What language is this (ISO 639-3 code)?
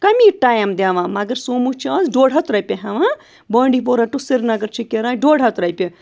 kas